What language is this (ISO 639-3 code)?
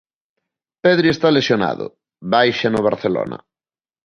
glg